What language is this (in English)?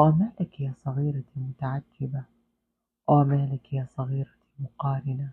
Arabic